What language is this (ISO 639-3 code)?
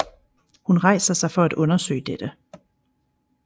dan